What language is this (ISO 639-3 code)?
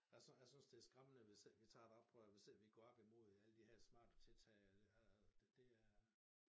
dan